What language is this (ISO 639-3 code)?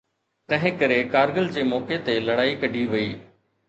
snd